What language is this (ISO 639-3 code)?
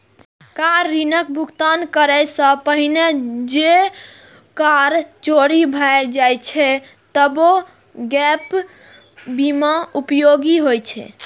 mai